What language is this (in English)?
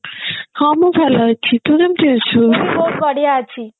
Odia